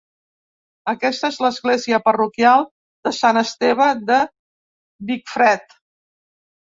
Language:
Catalan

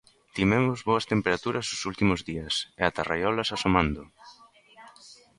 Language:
Galician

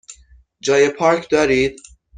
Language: Persian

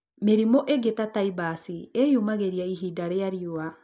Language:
Kikuyu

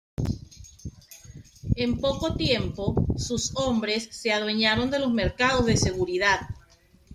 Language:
Spanish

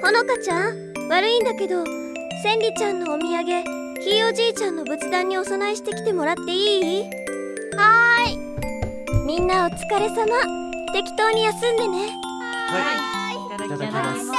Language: Japanese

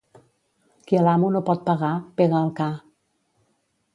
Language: Catalan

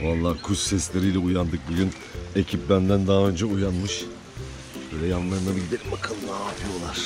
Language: Turkish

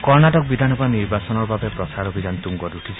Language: Assamese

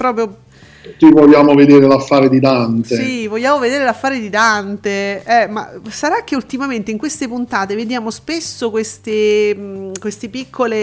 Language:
Italian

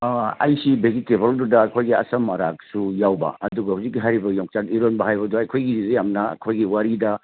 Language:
Manipuri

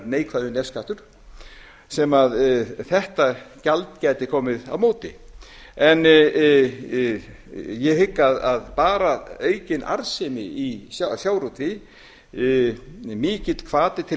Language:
Icelandic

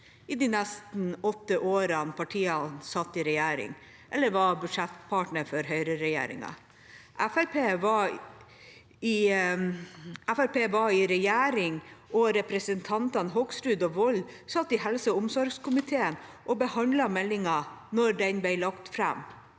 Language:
Norwegian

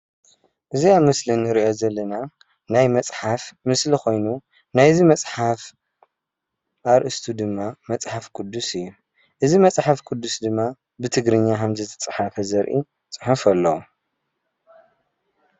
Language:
Tigrinya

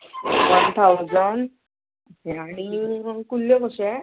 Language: Konkani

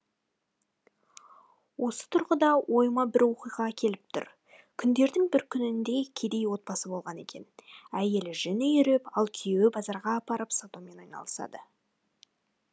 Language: Kazakh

